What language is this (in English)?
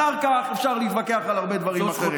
Hebrew